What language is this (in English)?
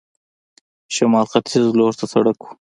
Pashto